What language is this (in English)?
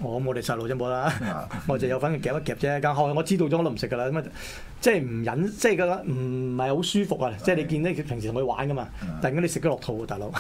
Chinese